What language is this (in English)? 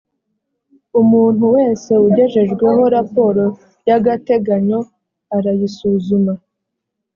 Kinyarwanda